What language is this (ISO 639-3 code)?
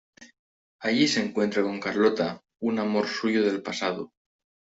spa